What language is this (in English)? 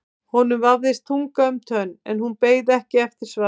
Icelandic